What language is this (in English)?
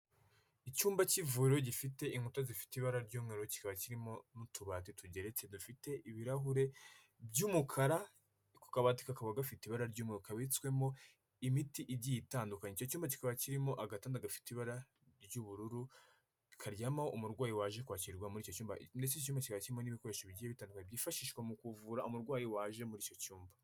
Kinyarwanda